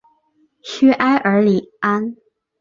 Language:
Chinese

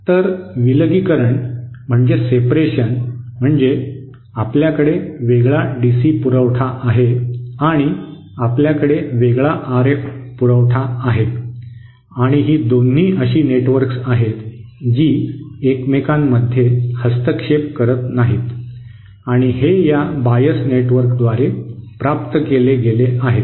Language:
Marathi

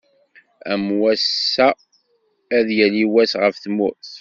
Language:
Kabyle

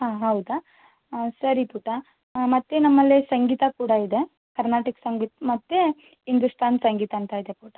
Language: Kannada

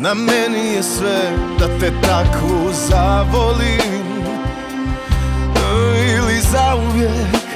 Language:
Croatian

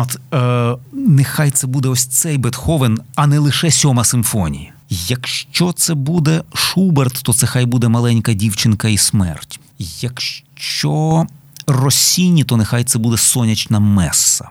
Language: Ukrainian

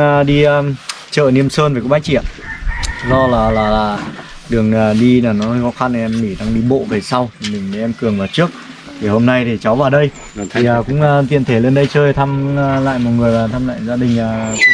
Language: Vietnamese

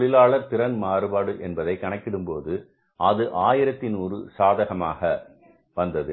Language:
Tamil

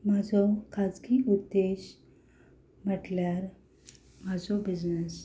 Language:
Konkani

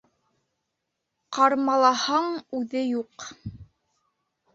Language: Bashkir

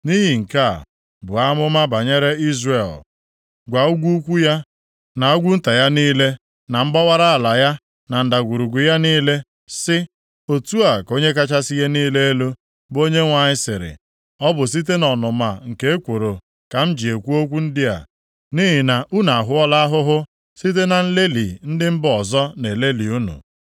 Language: Igbo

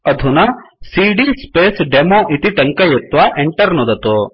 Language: Sanskrit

